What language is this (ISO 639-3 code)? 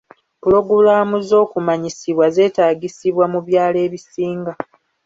lug